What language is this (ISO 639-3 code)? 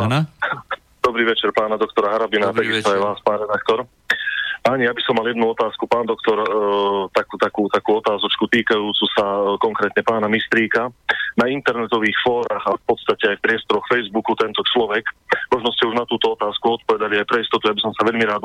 slk